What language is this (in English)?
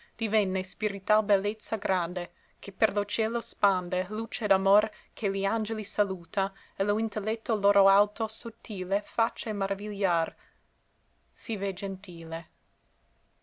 Italian